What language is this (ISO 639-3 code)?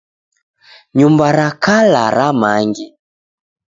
dav